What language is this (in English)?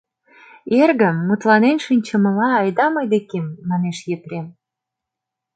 Mari